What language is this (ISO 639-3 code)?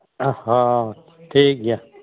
sat